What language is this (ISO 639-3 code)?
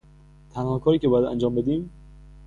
fas